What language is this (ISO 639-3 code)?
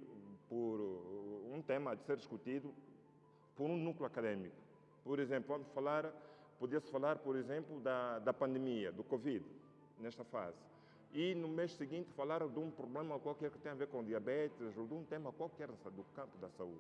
por